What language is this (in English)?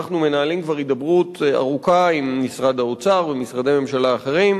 Hebrew